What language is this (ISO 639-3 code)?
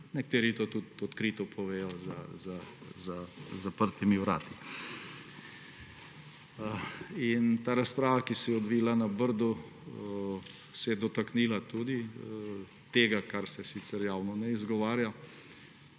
slv